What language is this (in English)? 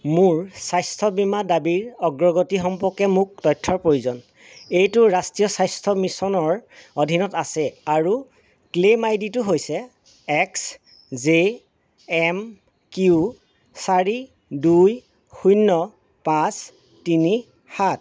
Assamese